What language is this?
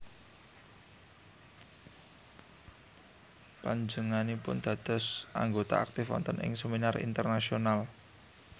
Javanese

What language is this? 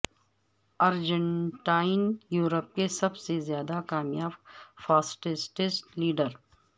Urdu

